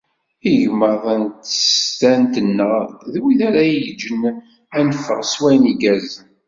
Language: Kabyle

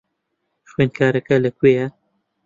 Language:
Central Kurdish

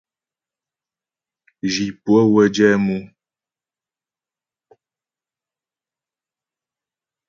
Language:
Ghomala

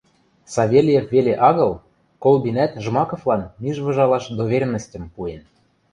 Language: Western Mari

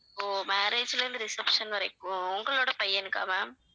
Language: Tamil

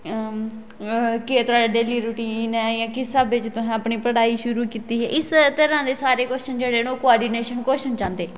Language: Dogri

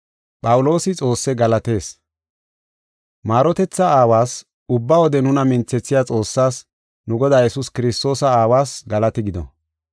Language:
Gofa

